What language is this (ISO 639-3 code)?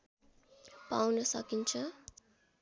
nep